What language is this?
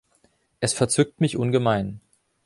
German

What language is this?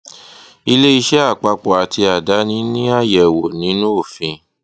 Yoruba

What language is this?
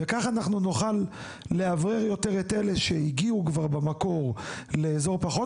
Hebrew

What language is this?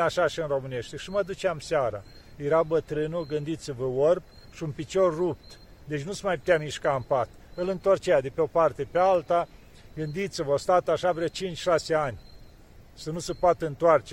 Romanian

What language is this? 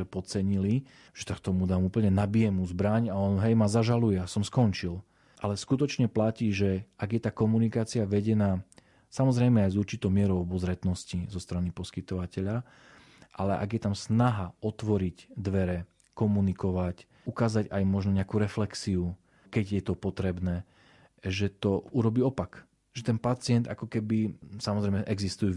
Slovak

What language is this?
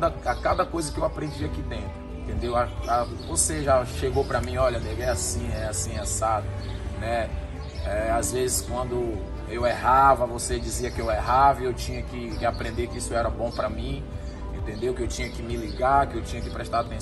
Portuguese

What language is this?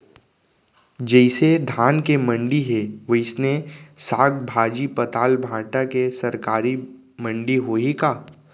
Chhattisgarhi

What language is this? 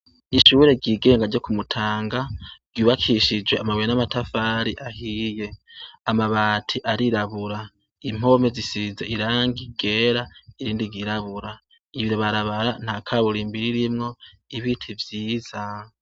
Rundi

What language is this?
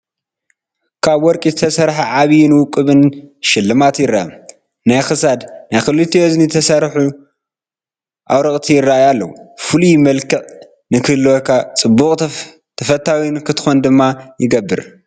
Tigrinya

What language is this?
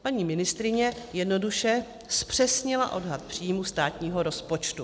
Czech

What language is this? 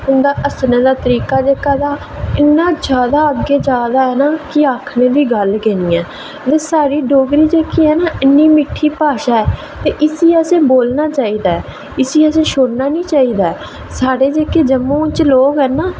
Dogri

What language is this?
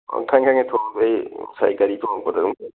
Manipuri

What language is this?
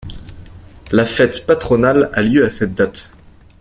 French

